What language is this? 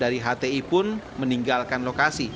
Indonesian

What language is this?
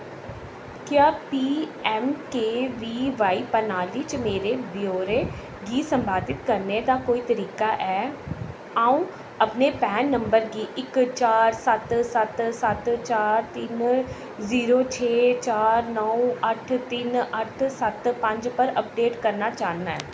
Dogri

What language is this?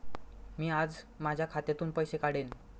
Marathi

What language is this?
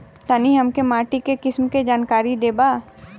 Bhojpuri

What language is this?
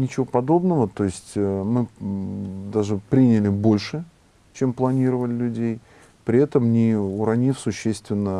Russian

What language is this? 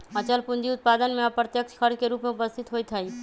Magahi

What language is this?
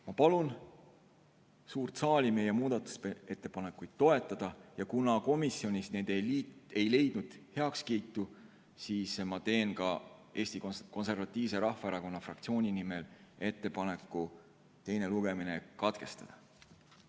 Estonian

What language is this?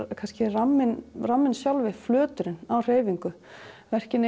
Icelandic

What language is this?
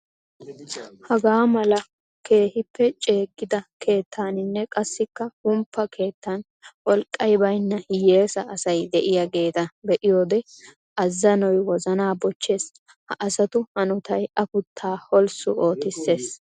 Wolaytta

